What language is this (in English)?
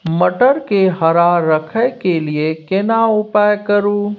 Maithili